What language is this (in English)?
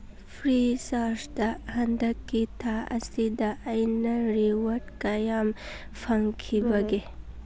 Manipuri